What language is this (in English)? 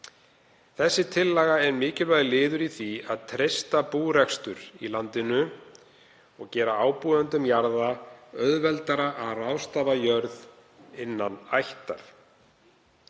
Icelandic